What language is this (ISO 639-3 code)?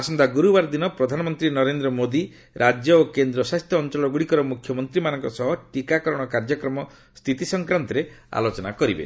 ori